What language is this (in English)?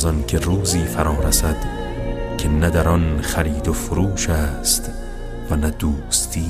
Persian